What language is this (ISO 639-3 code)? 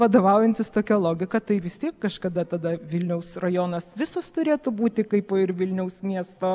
lit